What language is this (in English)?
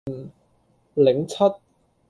Cantonese